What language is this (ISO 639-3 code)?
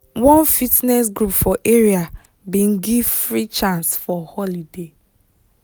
pcm